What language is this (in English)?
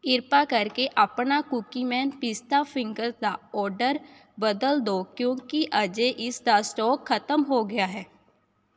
Punjabi